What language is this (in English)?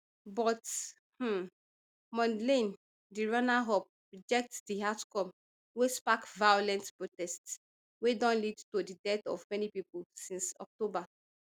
Nigerian Pidgin